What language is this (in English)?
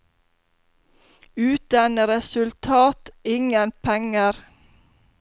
Norwegian